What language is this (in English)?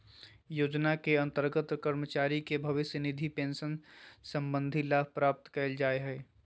Magahi